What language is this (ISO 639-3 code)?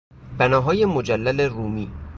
fas